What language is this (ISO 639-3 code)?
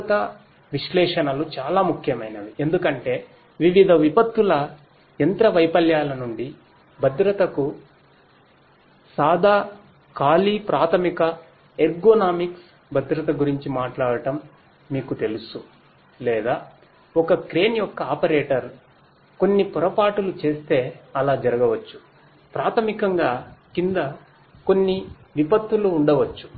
tel